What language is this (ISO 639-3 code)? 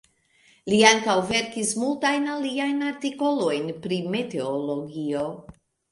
epo